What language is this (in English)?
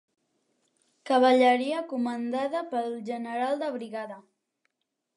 Catalan